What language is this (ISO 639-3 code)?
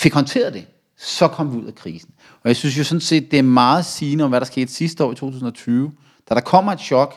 dan